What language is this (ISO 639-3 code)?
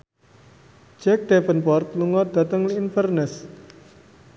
jav